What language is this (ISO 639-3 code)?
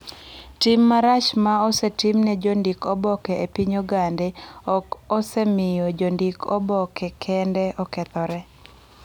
luo